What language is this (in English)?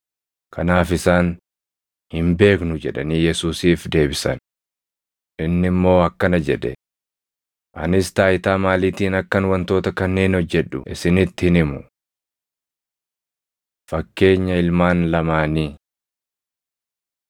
Oromo